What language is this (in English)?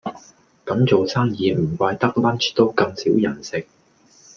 Cantonese